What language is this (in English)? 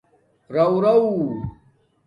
Domaaki